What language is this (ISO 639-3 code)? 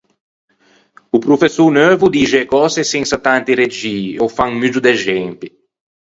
lij